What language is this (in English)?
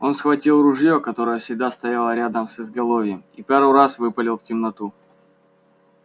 Russian